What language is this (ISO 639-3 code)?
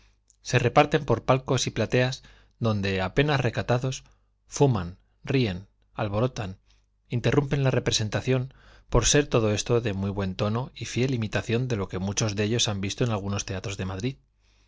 spa